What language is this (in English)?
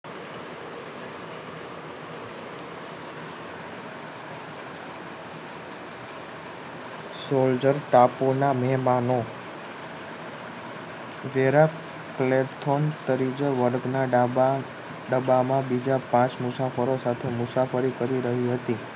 Gujarati